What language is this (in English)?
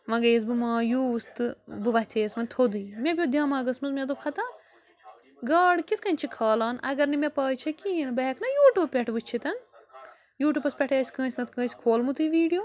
Kashmiri